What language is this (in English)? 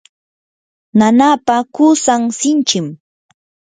Yanahuanca Pasco Quechua